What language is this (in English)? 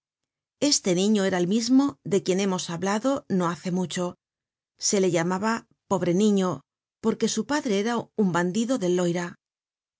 Spanish